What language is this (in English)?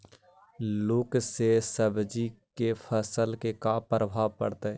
Magahi